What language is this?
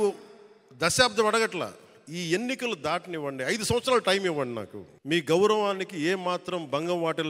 Telugu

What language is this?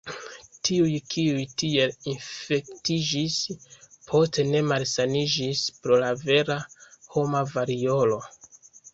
Esperanto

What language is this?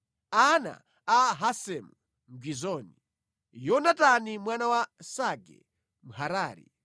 Nyanja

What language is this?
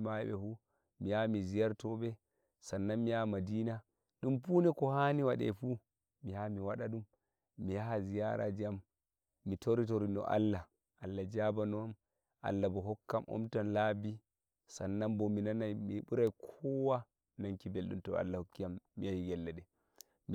Nigerian Fulfulde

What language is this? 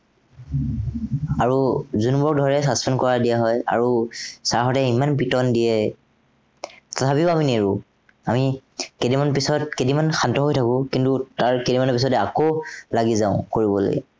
Assamese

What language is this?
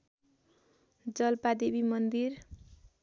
Nepali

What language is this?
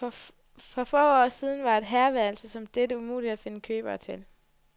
Danish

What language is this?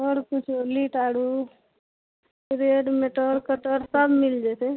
Maithili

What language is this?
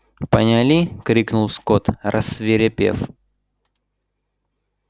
Russian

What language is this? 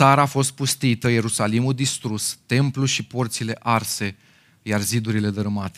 Romanian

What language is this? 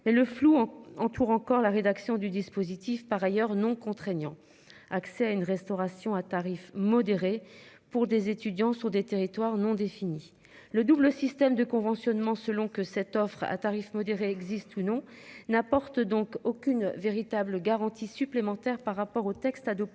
French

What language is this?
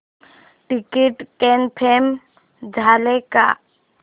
Marathi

